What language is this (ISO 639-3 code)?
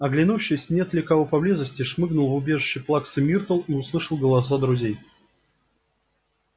rus